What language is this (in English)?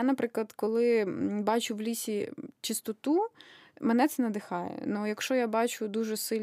Ukrainian